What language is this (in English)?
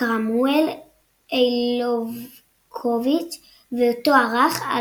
Hebrew